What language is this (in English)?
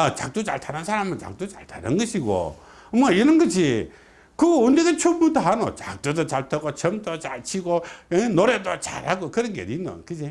Korean